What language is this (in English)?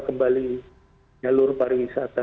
Indonesian